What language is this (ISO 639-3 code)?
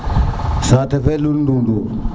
srr